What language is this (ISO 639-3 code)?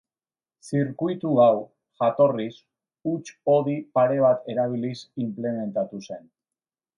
eus